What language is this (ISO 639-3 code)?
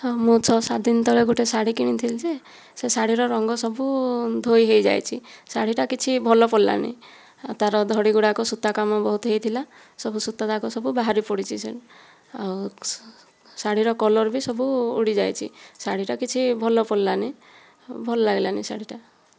ori